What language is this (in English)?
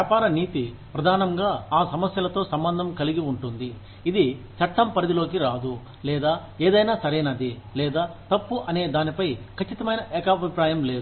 Telugu